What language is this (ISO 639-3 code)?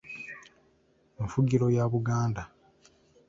lug